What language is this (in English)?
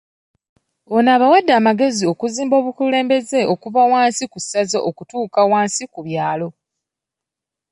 Ganda